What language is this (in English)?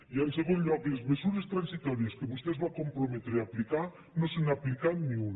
Catalan